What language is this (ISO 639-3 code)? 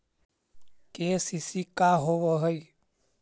mag